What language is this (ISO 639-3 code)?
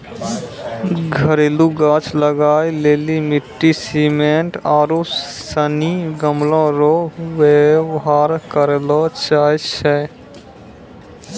mai